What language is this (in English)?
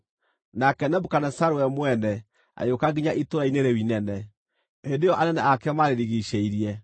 Kikuyu